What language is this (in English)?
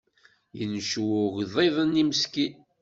Kabyle